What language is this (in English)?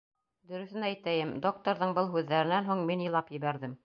Bashkir